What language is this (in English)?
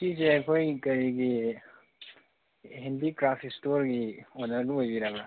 Manipuri